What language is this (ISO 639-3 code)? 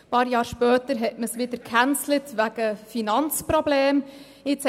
gsw